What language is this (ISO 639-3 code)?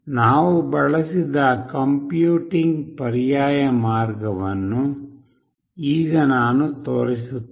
kan